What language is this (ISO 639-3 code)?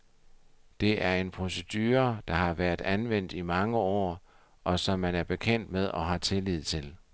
dan